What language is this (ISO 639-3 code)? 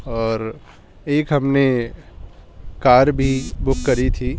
urd